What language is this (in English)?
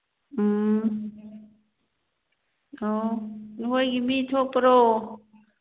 Manipuri